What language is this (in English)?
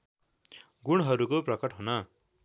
Nepali